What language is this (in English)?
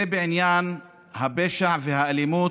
Hebrew